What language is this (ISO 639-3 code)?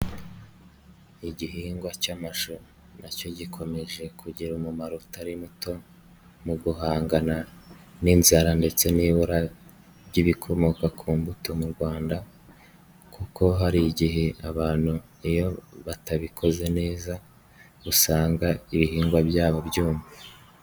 kin